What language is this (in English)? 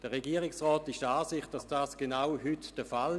Swiss German